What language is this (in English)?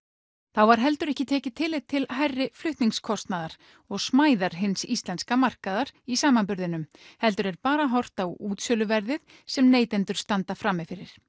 Icelandic